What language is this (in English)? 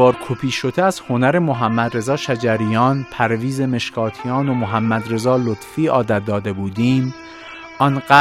Persian